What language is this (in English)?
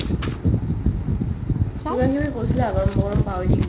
Assamese